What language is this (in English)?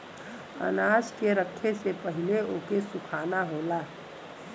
Bhojpuri